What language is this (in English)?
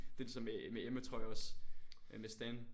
Danish